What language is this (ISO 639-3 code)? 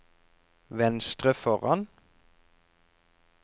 nor